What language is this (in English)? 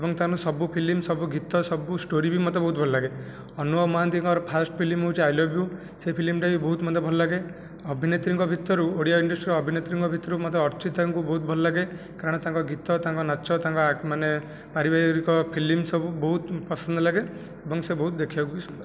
Odia